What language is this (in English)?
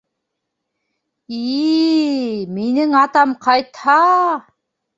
Bashkir